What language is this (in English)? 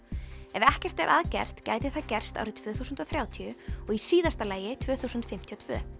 Icelandic